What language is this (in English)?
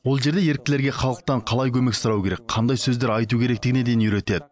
Kazakh